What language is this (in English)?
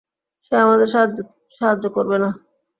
Bangla